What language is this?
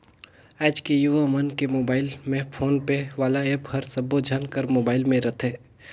Chhattisgarhi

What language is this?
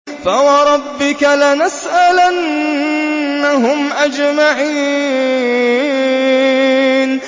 Arabic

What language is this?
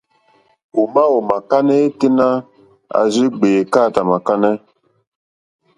Mokpwe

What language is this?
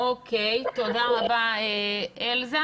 Hebrew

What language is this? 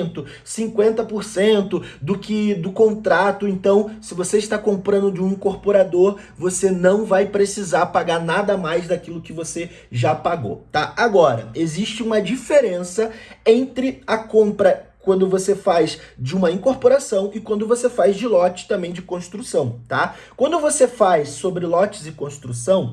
Portuguese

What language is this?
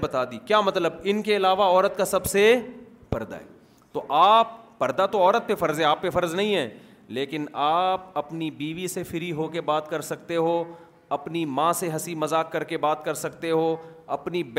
Urdu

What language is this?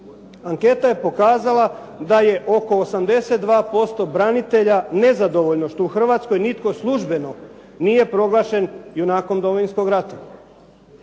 Croatian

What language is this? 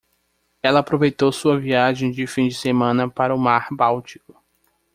Portuguese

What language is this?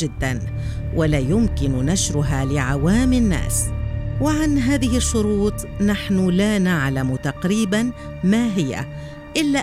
Arabic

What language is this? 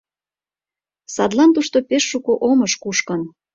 Mari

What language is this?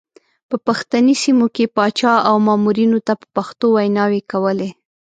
Pashto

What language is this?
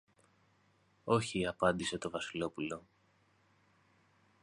Greek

